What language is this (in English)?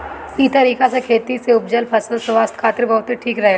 Bhojpuri